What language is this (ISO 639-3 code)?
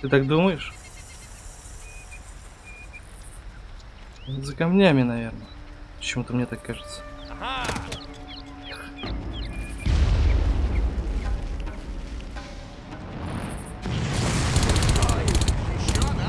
rus